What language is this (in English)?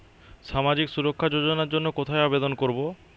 Bangla